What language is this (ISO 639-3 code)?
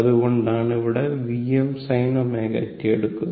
mal